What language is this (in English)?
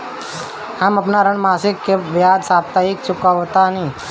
Bhojpuri